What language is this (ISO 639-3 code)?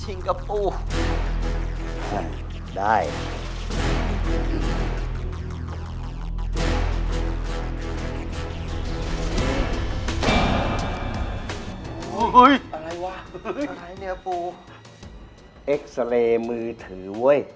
tha